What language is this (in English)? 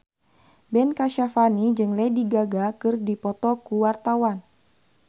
Sundanese